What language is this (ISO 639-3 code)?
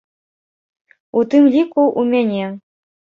bel